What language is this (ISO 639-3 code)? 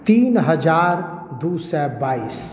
mai